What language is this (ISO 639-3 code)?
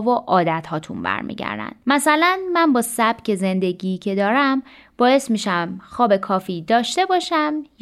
fas